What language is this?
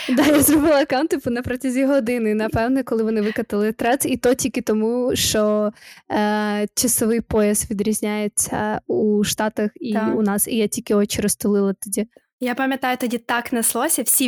Ukrainian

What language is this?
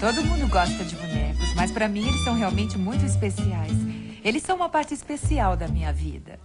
Portuguese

